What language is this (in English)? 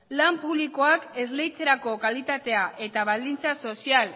Basque